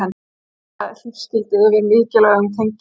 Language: Icelandic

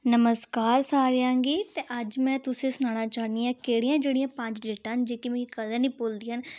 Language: Dogri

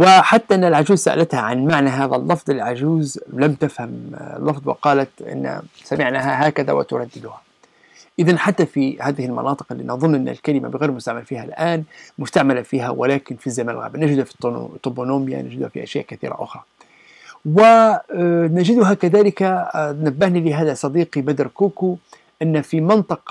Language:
Arabic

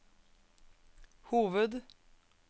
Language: Norwegian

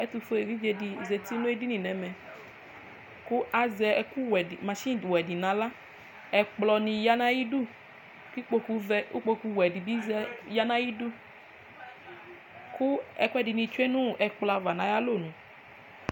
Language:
Ikposo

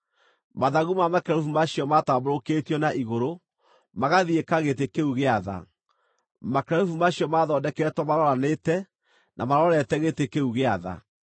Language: Kikuyu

